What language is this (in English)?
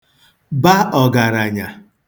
Igbo